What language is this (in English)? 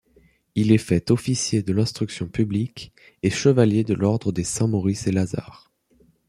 French